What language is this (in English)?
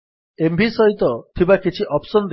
Odia